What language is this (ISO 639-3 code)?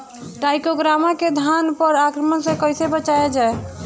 bho